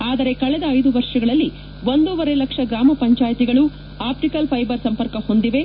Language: Kannada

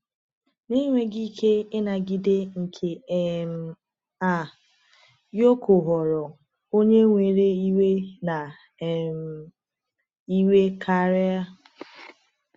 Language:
Igbo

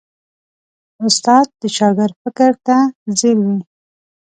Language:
Pashto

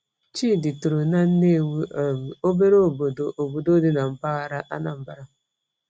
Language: Igbo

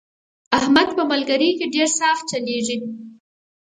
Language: Pashto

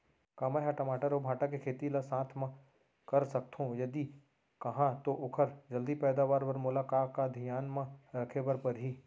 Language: Chhattisgarhi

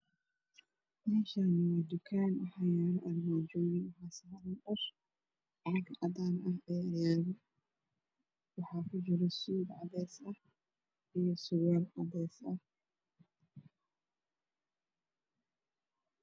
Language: Somali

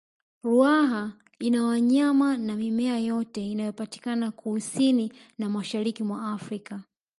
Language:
Swahili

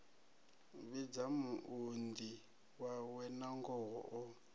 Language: Venda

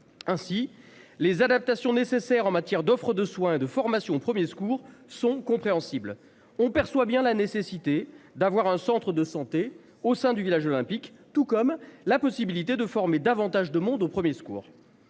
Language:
French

